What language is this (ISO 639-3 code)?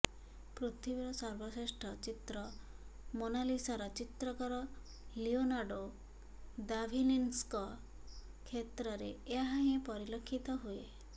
ori